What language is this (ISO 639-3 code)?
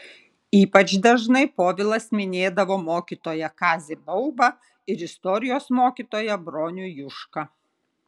lit